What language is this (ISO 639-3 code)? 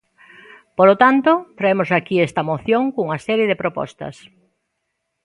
glg